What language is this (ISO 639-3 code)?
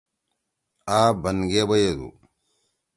trw